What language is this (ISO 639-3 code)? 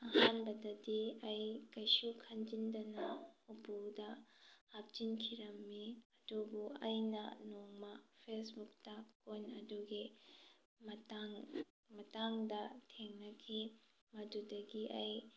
mni